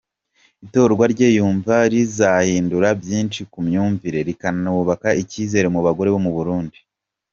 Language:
Kinyarwanda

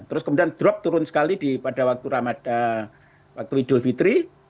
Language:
Indonesian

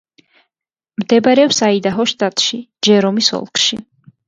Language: Georgian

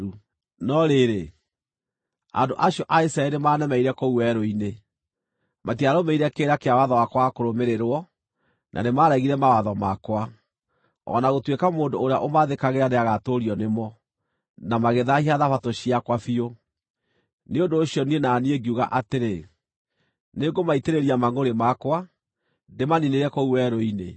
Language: Kikuyu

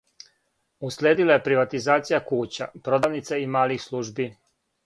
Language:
Serbian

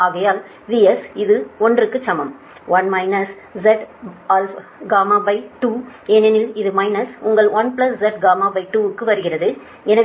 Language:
Tamil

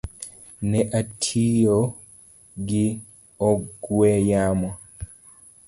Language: Luo (Kenya and Tanzania)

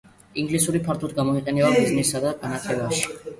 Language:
Georgian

